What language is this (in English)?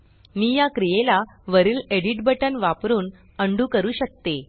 Marathi